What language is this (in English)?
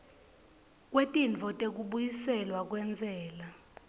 Swati